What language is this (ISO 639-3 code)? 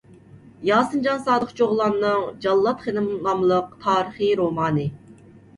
uig